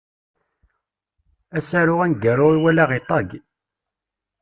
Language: Kabyle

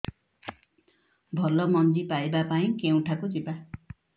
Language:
Odia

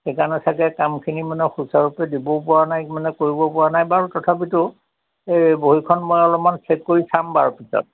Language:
Assamese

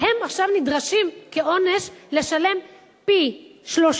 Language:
Hebrew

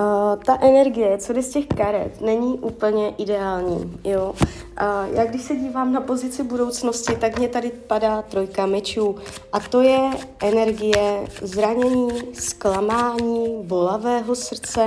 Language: Czech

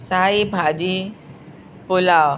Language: Sindhi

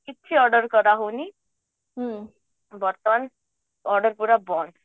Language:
Odia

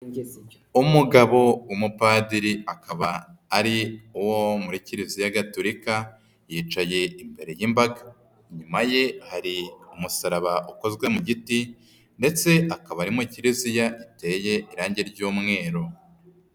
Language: Kinyarwanda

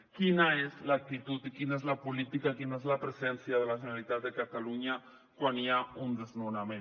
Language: Catalan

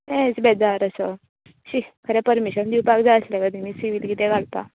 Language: Konkani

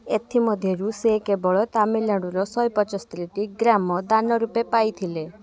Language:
Odia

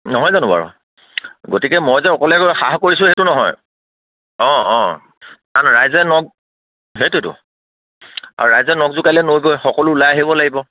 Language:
Assamese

